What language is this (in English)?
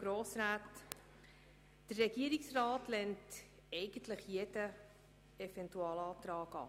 Swiss German